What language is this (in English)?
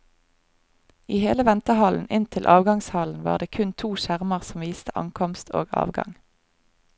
Norwegian